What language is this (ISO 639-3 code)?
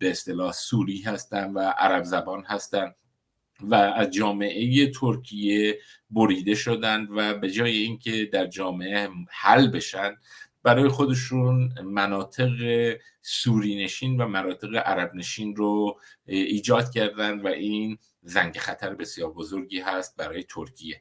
fas